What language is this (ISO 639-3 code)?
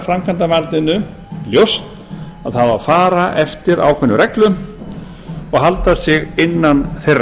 isl